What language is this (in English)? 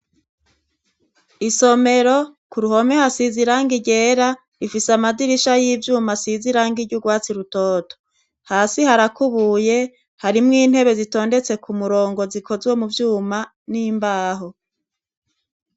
Rundi